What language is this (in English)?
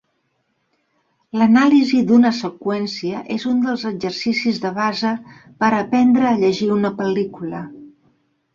Catalan